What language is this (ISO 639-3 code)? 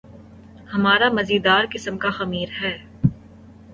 urd